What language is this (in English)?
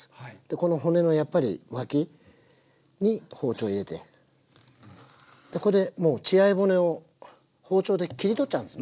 Japanese